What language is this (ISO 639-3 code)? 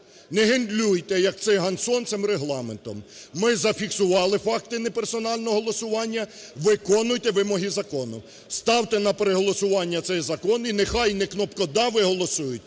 ukr